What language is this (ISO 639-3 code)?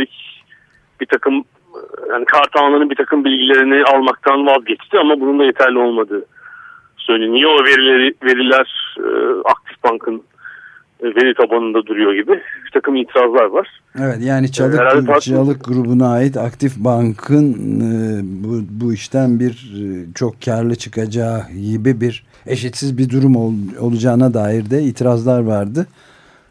tur